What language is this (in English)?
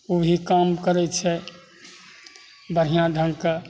Maithili